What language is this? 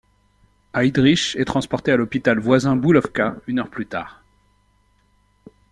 French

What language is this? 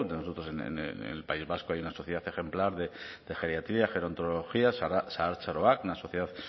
Spanish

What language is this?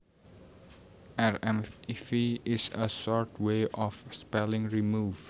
Javanese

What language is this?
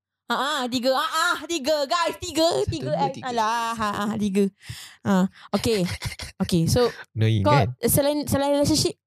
Malay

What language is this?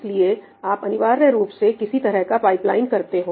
Hindi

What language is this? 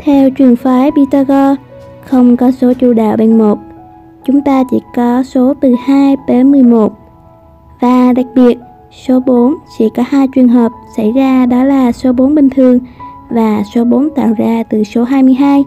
Vietnamese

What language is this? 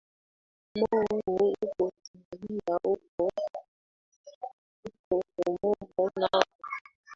Swahili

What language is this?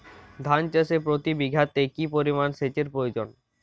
Bangla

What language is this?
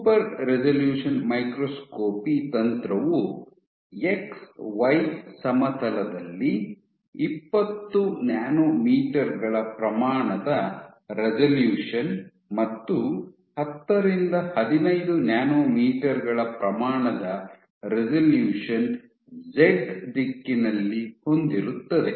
Kannada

